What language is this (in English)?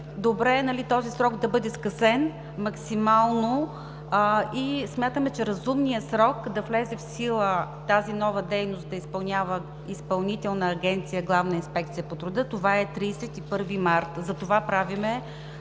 Bulgarian